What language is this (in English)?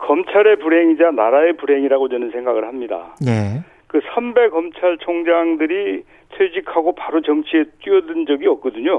Korean